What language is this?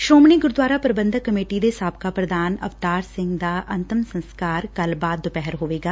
Punjabi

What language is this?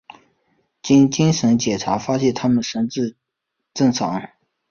Chinese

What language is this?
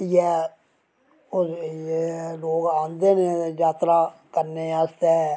Dogri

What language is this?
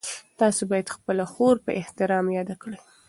Pashto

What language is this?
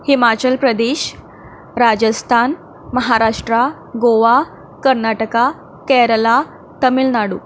Konkani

